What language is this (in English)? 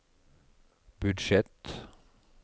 Norwegian